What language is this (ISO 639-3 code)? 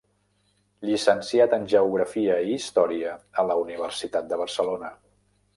cat